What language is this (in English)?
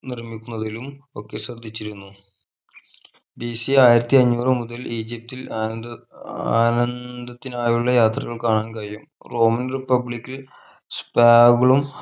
Malayalam